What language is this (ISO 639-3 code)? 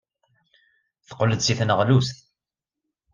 kab